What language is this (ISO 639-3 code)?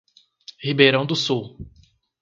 por